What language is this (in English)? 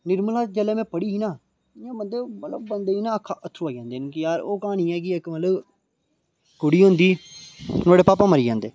Dogri